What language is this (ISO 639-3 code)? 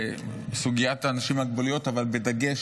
heb